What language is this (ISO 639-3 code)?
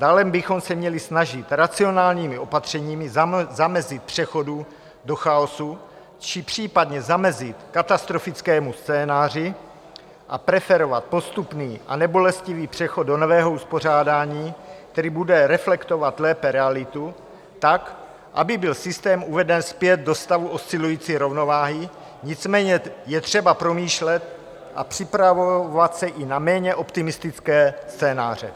ces